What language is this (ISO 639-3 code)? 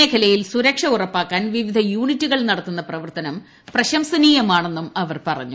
mal